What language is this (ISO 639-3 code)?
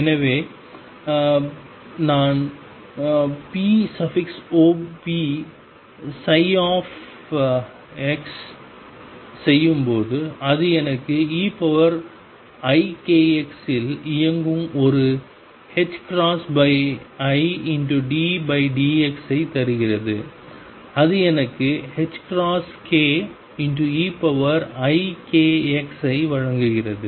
tam